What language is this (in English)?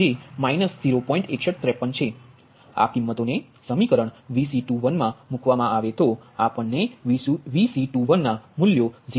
Gujarati